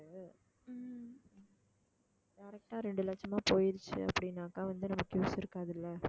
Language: Tamil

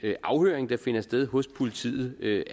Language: Danish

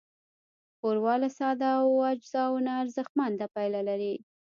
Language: Pashto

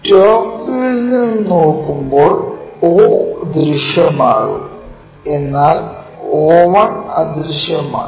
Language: Malayalam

